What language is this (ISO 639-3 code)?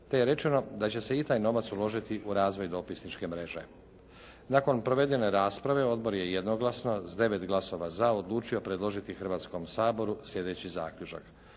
hrv